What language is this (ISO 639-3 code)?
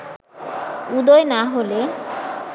ben